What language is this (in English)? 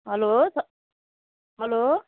Nepali